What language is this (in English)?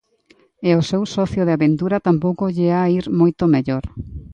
Galician